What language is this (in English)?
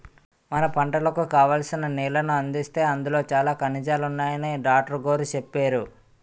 Telugu